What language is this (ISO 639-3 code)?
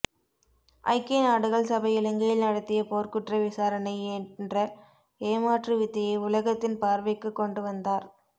tam